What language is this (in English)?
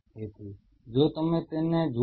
Gujarati